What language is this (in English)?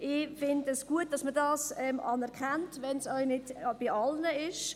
Swiss German